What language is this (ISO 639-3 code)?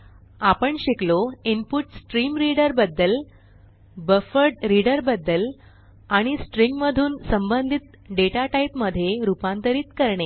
mar